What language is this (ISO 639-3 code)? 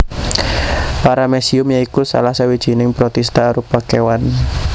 jav